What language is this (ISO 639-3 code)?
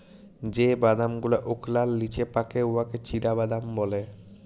ben